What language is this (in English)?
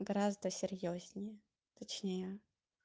Russian